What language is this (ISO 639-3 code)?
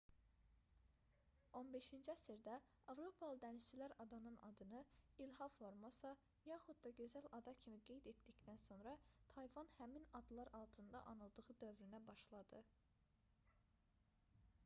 aze